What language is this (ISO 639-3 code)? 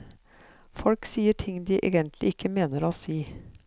nor